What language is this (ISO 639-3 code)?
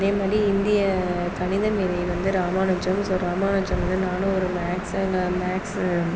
tam